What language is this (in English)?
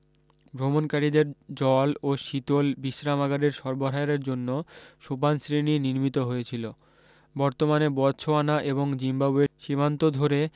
Bangla